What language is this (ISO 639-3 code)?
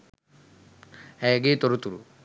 sin